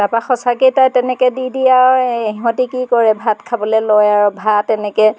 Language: Assamese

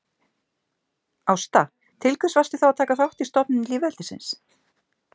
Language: Icelandic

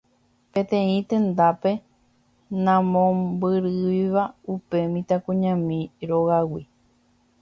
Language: Guarani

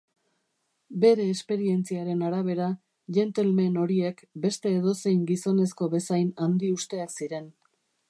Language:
Basque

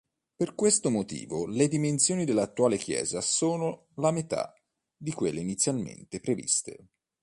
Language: Italian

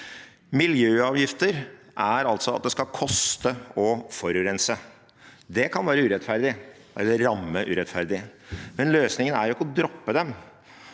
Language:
Norwegian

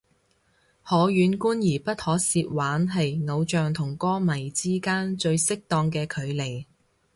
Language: Cantonese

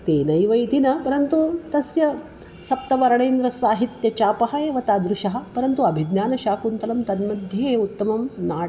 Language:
Sanskrit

